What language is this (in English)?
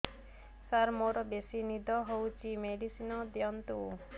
Odia